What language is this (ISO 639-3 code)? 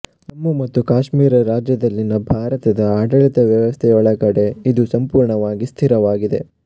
kan